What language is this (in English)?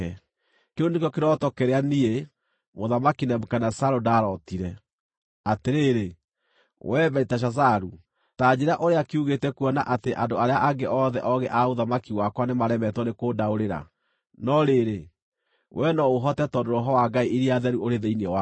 Kikuyu